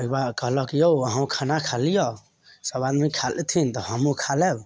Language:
Maithili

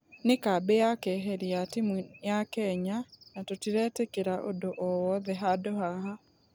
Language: Kikuyu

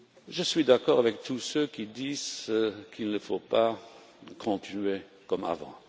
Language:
French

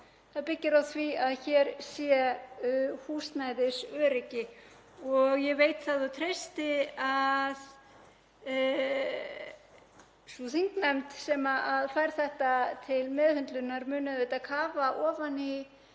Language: Icelandic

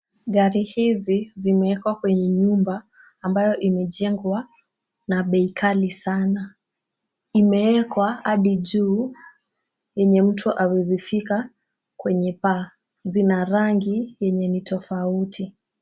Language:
Swahili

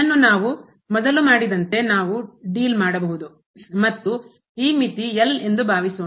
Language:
Kannada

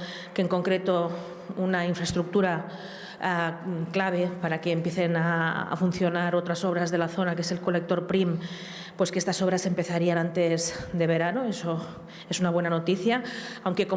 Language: Spanish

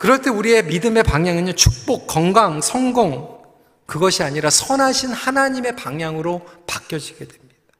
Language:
Korean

